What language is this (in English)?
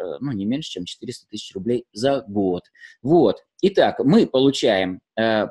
Russian